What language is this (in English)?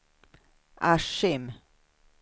Swedish